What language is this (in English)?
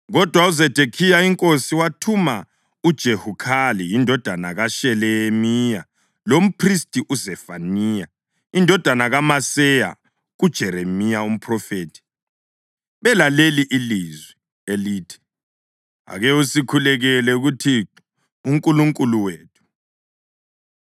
North Ndebele